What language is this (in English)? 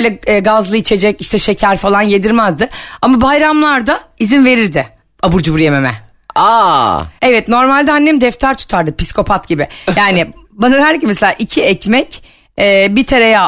Turkish